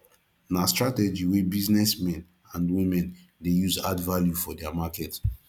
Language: Nigerian Pidgin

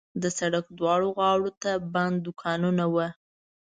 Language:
Pashto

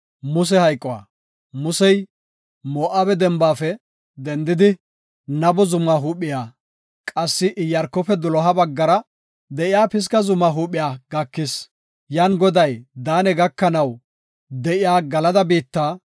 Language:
Gofa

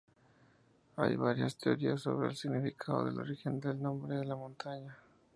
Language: Spanish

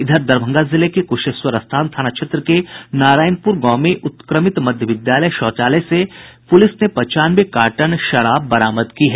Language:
Hindi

